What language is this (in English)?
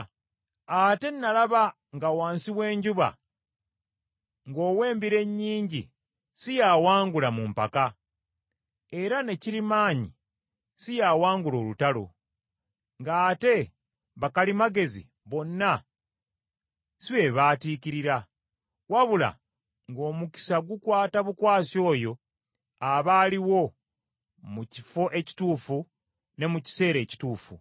Ganda